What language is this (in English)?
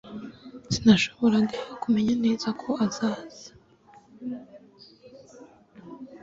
Kinyarwanda